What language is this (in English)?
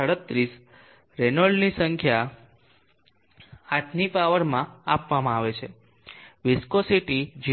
Gujarati